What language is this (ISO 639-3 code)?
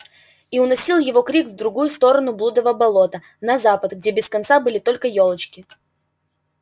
rus